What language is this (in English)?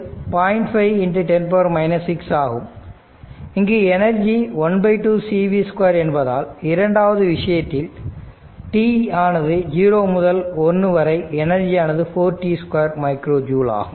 Tamil